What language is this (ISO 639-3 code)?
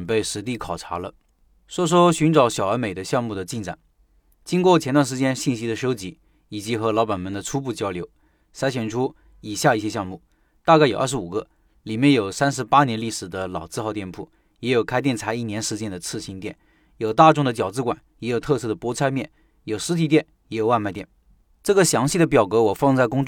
zho